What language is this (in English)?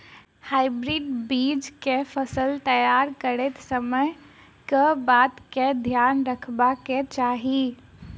Maithili